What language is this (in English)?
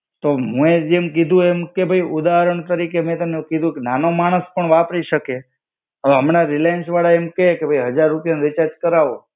Gujarati